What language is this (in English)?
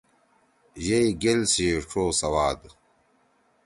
Torwali